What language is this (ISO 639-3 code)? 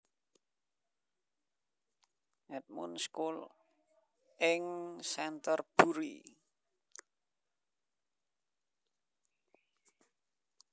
jav